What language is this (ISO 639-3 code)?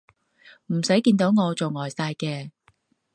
yue